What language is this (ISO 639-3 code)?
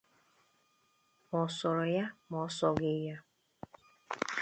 ibo